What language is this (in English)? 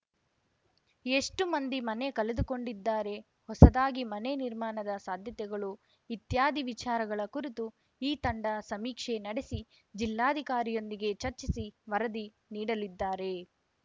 Kannada